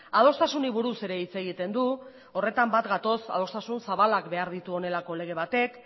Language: Basque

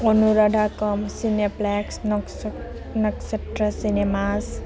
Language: Bodo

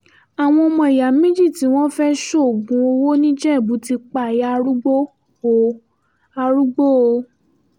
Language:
Yoruba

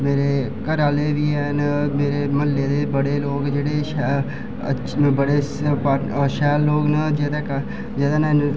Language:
Dogri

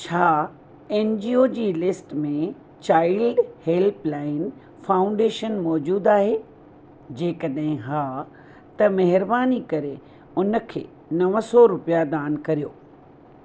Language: Sindhi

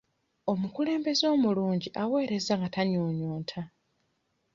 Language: Ganda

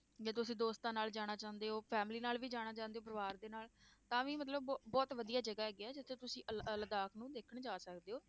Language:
Punjabi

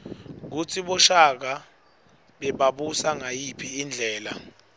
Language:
Swati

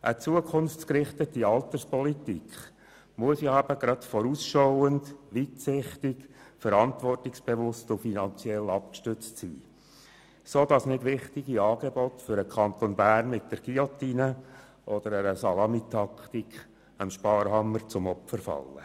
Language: Swiss German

